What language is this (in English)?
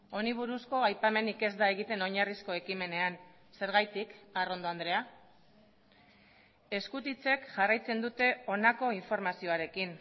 Basque